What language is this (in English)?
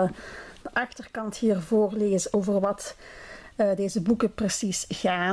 Dutch